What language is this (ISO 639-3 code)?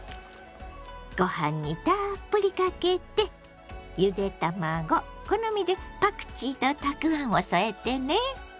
jpn